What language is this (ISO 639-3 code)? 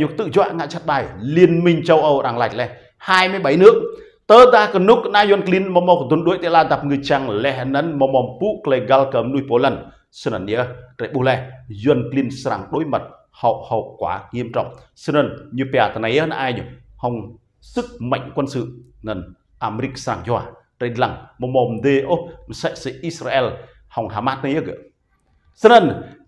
vie